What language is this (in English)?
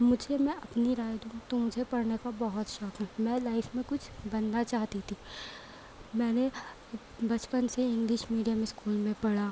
Urdu